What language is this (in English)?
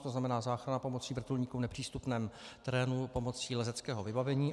Czech